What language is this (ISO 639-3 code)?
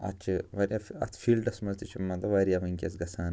kas